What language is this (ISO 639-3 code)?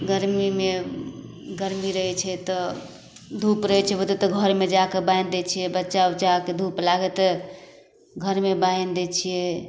mai